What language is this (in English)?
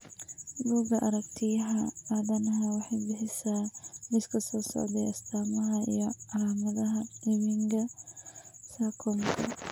Somali